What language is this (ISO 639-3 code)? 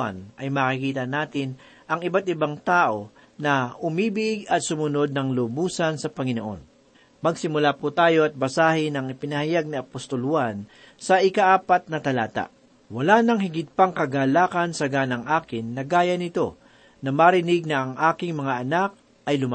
fil